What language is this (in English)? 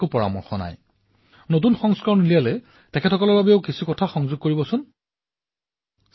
Assamese